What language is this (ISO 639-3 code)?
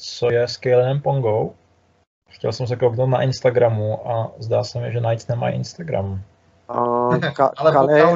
ces